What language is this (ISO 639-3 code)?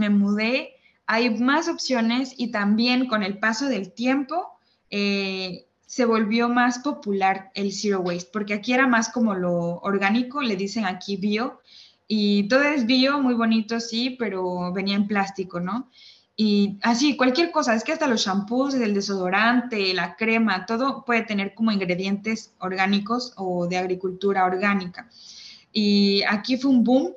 spa